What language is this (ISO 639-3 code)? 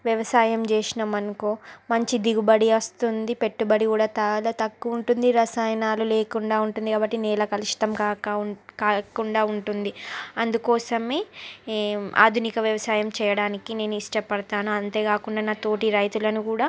tel